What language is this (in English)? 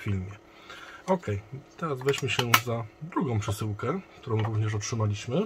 Polish